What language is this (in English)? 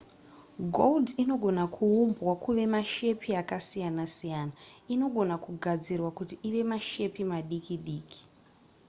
Shona